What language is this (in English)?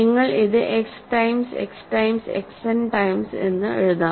Malayalam